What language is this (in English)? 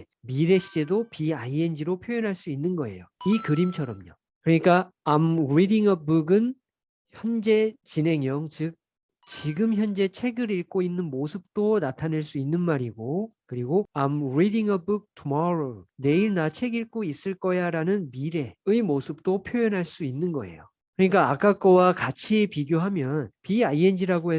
Korean